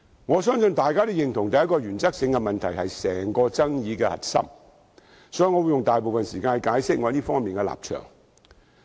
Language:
Cantonese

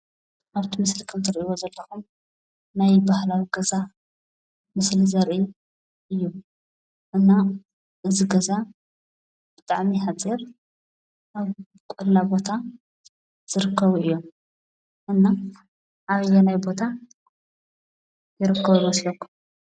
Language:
Tigrinya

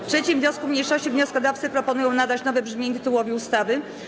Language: Polish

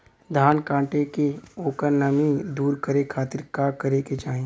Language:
Bhojpuri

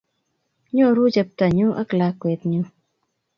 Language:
Kalenjin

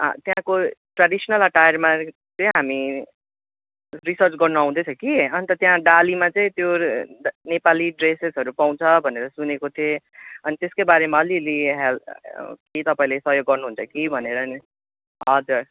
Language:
Nepali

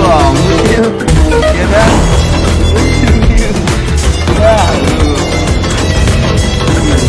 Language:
Indonesian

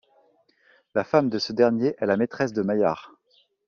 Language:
French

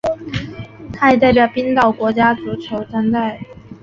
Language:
Chinese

